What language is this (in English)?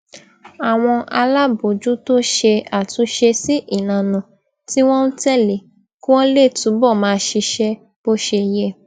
Yoruba